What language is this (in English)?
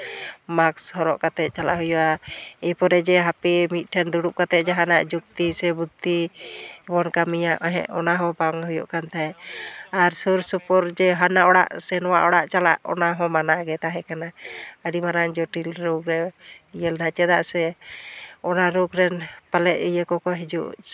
Santali